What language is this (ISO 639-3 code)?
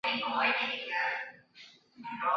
zho